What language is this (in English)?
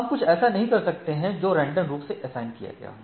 Hindi